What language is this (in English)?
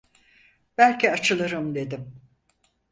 Turkish